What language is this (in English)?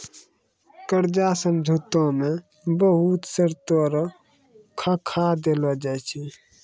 Maithili